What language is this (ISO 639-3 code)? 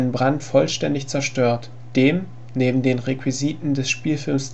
deu